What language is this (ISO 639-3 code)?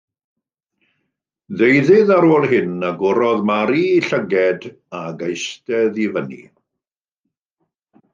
cym